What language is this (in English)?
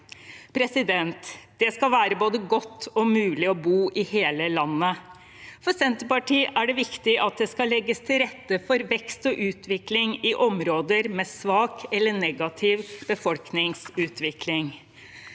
Norwegian